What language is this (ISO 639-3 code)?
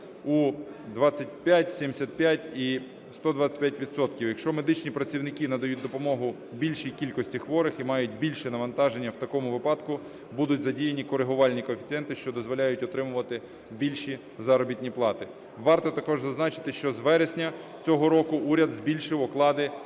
ukr